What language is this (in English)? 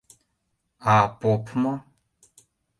Mari